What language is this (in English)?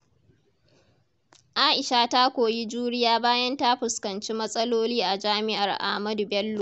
Hausa